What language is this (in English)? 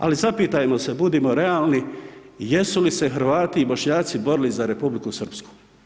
Croatian